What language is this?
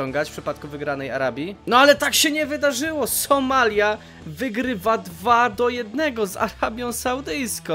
Polish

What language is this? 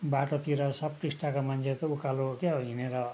Nepali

